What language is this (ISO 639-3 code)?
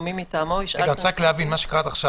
heb